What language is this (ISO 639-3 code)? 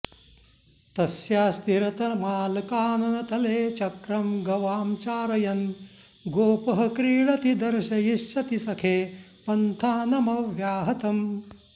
san